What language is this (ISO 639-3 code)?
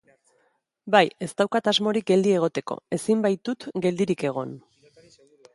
eus